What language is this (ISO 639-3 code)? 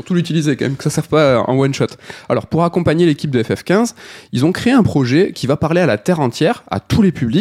fra